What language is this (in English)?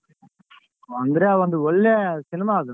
Kannada